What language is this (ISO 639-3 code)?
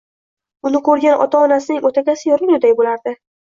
uzb